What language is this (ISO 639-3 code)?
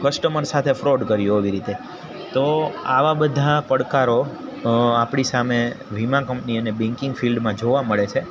guj